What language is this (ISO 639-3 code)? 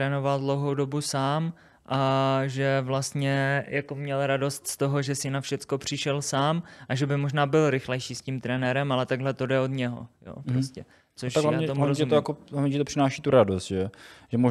ces